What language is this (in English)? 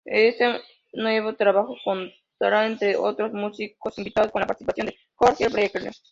Spanish